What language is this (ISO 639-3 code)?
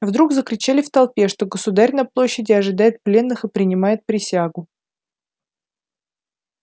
rus